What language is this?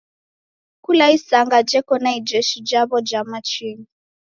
Taita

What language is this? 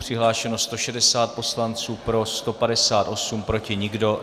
Czech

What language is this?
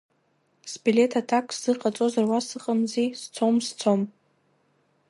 Abkhazian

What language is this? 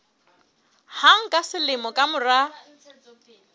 Southern Sotho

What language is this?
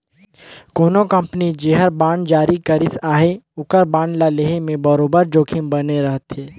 Chhattisgarhi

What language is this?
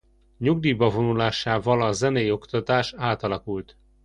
Hungarian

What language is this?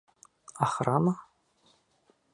Bashkir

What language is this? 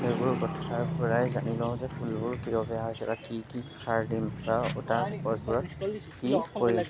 Assamese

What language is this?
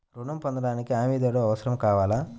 Telugu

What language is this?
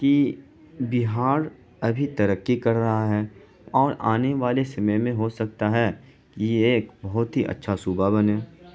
Urdu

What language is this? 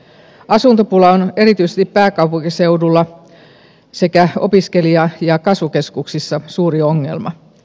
Finnish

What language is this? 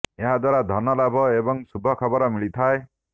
Odia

